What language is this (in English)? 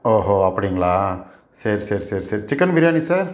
Tamil